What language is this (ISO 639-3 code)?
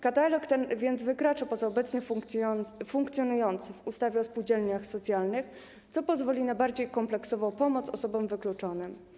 pol